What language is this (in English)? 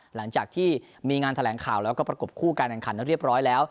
Thai